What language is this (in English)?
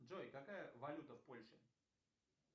Russian